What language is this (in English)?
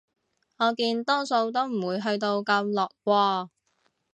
Cantonese